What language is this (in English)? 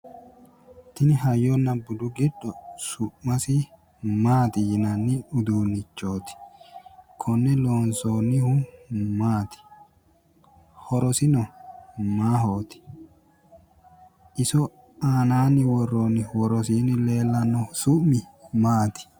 Sidamo